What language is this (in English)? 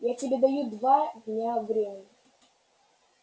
Russian